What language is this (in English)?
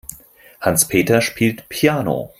German